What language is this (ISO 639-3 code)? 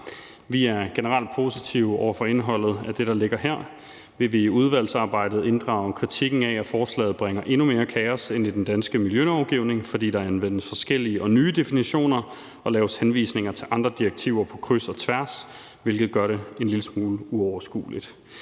dan